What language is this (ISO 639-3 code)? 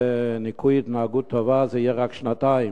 heb